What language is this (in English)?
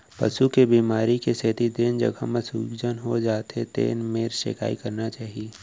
Chhattisgarhi